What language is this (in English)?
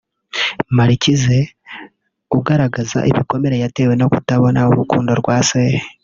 Kinyarwanda